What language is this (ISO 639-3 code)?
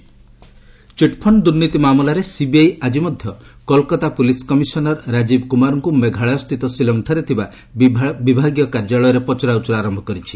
ori